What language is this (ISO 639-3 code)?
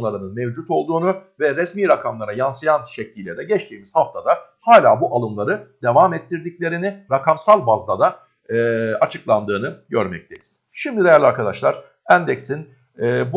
tur